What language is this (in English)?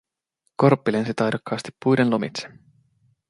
Finnish